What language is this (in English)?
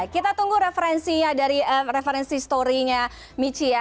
Indonesian